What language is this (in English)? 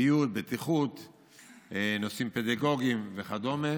Hebrew